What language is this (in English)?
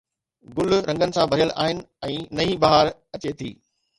Sindhi